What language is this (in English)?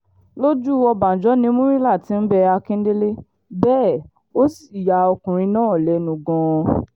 Yoruba